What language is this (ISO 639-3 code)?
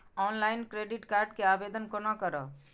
mai